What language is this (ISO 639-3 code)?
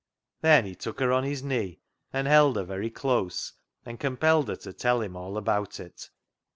eng